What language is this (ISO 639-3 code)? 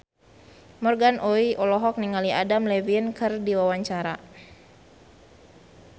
sun